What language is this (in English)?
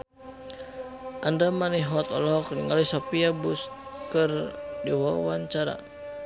Sundanese